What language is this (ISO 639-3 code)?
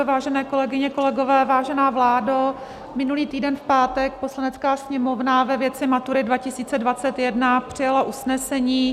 ces